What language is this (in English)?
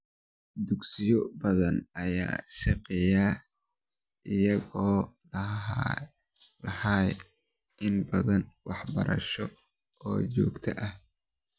Somali